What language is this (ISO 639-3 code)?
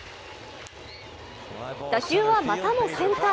jpn